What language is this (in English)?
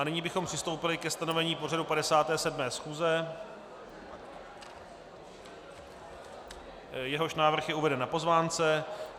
Czech